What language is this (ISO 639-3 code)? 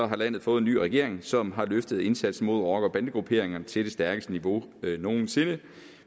dan